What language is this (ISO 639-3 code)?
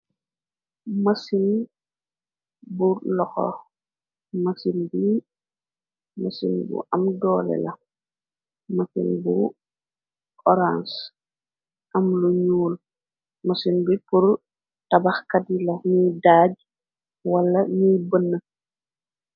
wol